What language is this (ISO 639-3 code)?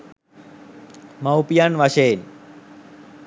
sin